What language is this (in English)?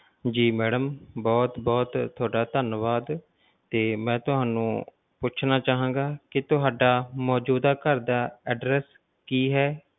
Punjabi